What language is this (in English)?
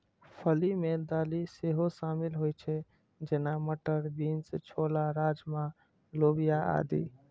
Maithili